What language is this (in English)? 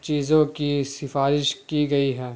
Urdu